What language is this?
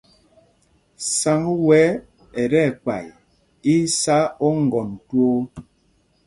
Mpumpong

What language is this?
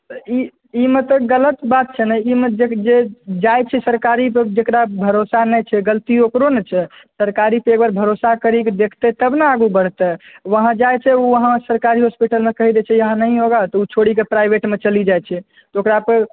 Maithili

